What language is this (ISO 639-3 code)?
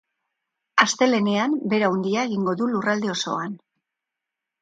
eus